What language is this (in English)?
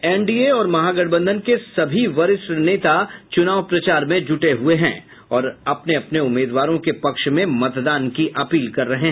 Hindi